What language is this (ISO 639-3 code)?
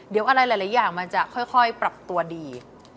tha